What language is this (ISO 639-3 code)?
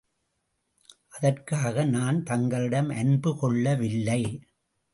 tam